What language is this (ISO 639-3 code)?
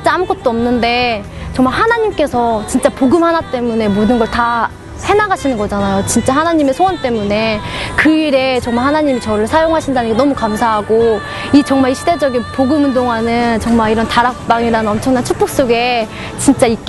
kor